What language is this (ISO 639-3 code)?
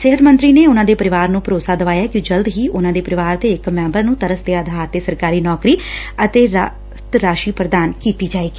pan